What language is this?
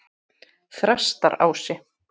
Icelandic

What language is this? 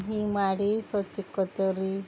Kannada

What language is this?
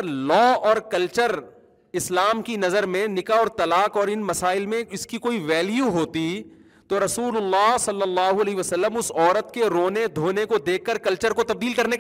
Urdu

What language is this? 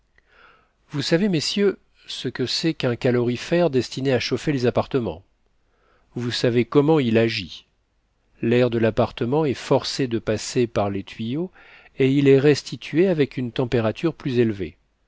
French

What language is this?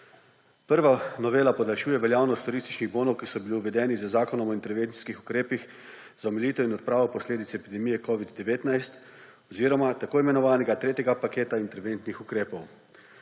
Slovenian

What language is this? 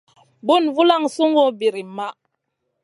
Masana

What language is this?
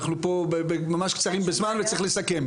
Hebrew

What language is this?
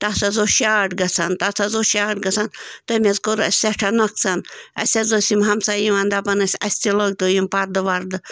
Kashmiri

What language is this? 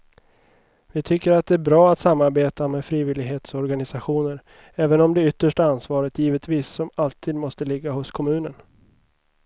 Swedish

